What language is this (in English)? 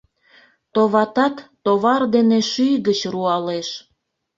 Mari